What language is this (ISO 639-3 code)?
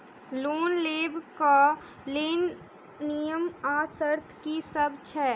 mai